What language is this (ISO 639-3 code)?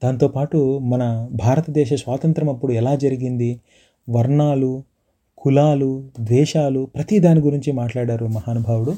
tel